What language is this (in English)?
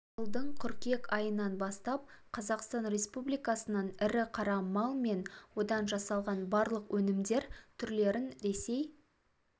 Kazakh